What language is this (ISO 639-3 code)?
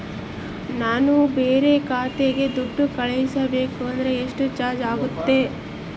kan